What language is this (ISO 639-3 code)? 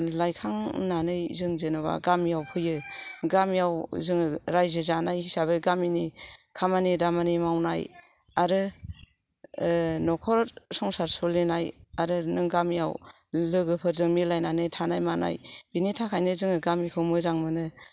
brx